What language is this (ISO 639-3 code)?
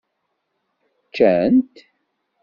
kab